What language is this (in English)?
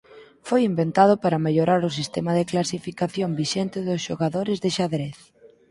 Galician